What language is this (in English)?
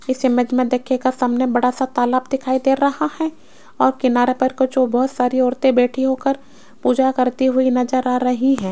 Hindi